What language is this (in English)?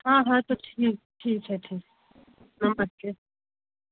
Hindi